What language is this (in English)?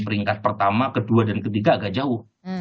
Indonesian